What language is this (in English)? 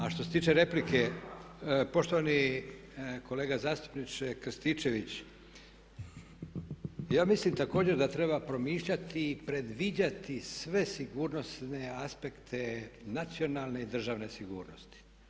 Croatian